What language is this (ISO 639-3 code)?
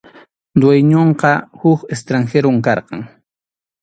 qxu